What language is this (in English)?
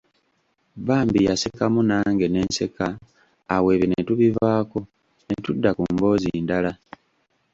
Ganda